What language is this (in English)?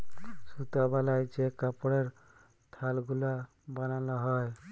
Bangla